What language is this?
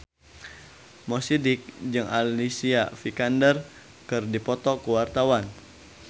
Sundanese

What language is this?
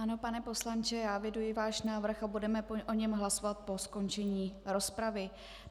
Czech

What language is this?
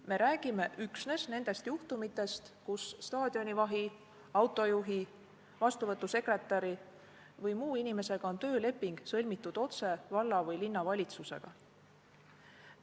Estonian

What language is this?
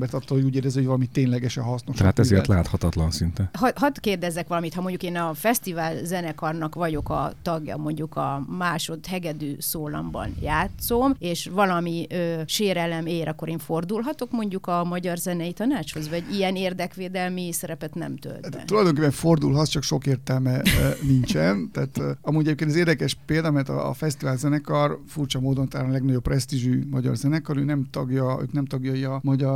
Hungarian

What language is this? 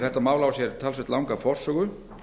Icelandic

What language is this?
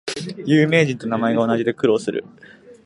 Japanese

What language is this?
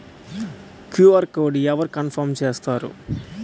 Telugu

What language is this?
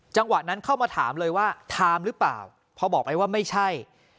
Thai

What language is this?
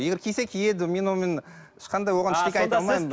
Kazakh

